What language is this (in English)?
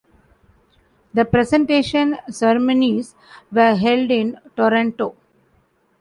English